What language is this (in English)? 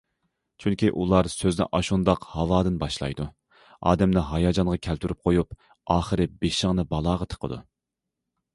Uyghur